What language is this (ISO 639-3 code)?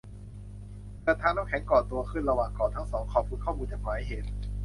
tha